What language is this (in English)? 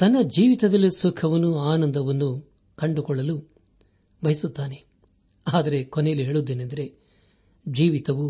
Kannada